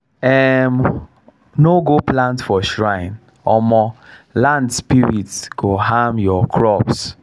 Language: Nigerian Pidgin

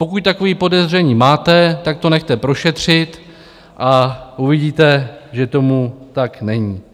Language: Czech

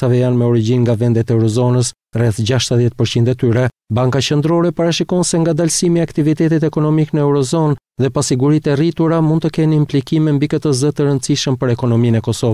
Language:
Romanian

